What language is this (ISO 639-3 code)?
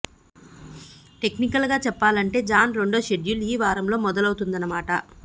tel